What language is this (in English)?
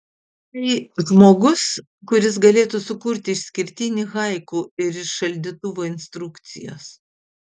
Lithuanian